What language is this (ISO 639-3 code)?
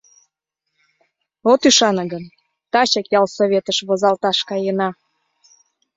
chm